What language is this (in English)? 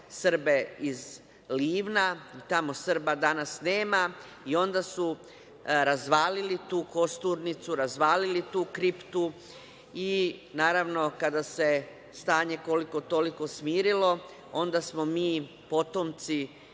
Serbian